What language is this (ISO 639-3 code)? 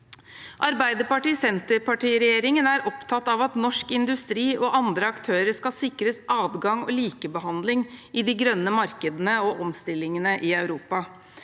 nor